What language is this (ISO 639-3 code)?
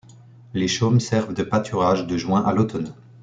fra